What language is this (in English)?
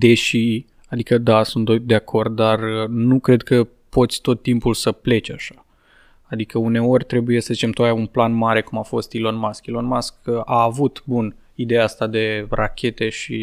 Romanian